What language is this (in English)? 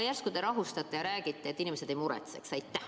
Estonian